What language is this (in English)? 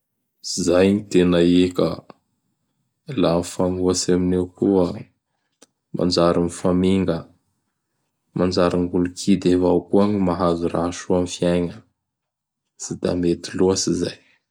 Bara Malagasy